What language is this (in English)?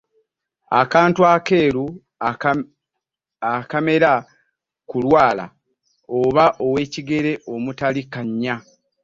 Ganda